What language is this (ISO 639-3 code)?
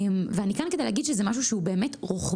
heb